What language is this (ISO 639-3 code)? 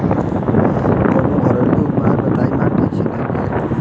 bho